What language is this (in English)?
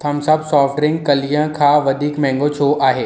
Sindhi